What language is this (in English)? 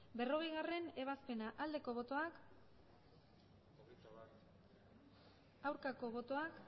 Basque